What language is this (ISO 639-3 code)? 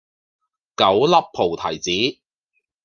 yue